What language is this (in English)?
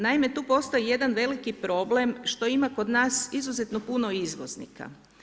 Croatian